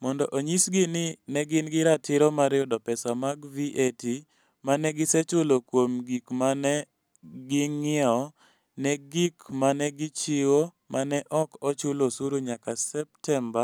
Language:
Luo (Kenya and Tanzania)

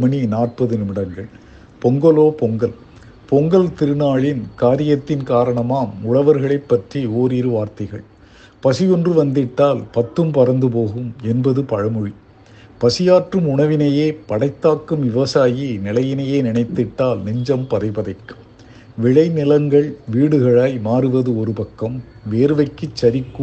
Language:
Tamil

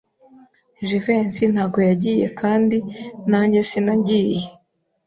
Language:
Kinyarwanda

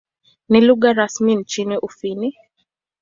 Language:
Swahili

